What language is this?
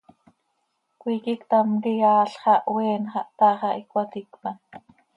Seri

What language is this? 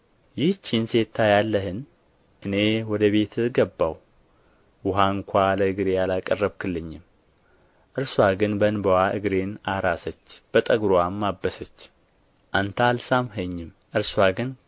Amharic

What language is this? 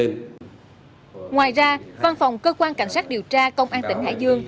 Vietnamese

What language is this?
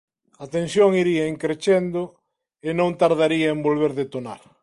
Galician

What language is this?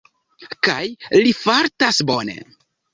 Esperanto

